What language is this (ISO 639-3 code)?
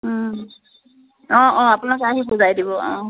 asm